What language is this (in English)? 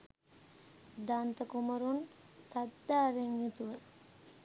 Sinhala